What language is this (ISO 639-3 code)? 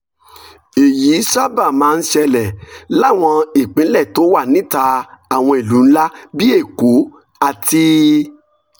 yor